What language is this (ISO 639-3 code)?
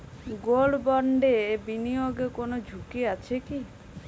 ben